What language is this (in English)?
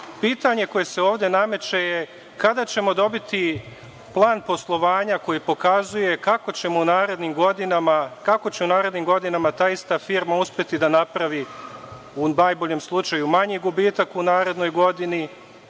Serbian